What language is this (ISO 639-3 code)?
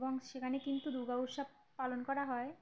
ben